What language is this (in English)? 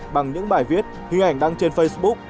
Vietnamese